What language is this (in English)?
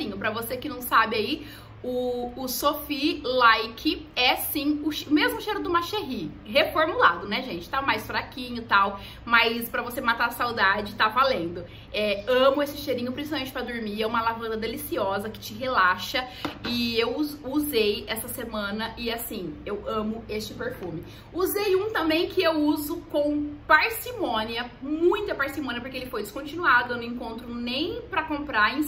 Portuguese